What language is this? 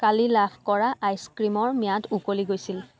Assamese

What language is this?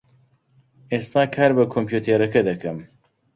Central Kurdish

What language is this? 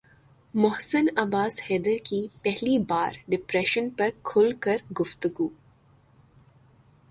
Urdu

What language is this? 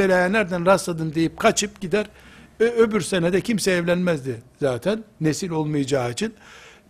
Turkish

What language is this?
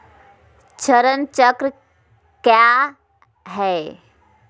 Magahi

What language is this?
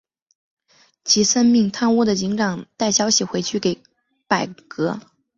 Chinese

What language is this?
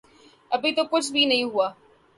Urdu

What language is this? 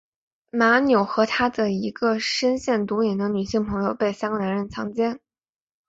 Chinese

